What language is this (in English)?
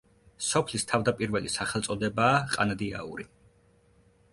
Georgian